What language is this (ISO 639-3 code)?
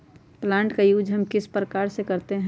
mag